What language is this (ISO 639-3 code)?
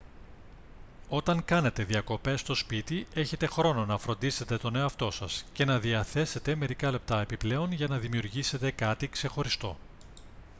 ell